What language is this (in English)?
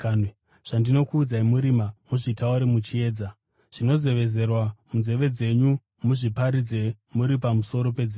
Shona